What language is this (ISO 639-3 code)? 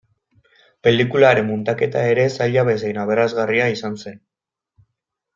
eus